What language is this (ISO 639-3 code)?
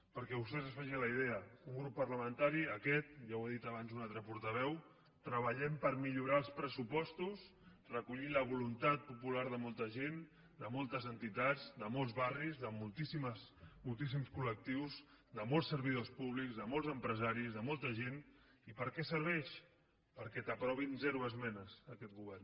cat